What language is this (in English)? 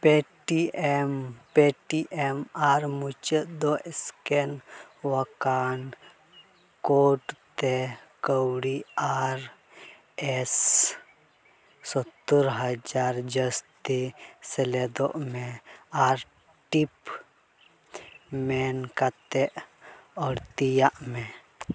Santali